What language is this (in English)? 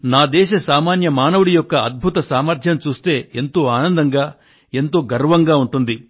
Telugu